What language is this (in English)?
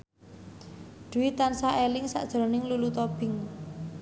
Javanese